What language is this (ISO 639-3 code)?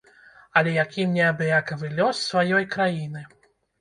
bel